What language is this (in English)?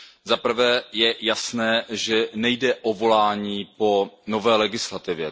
Czech